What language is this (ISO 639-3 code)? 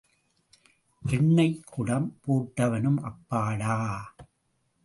tam